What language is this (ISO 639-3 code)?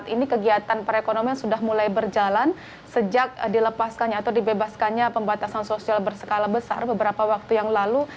ind